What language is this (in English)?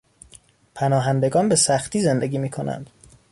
Persian